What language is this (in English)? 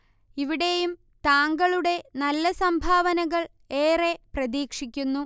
Malayalam